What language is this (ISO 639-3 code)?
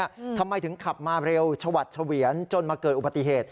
tha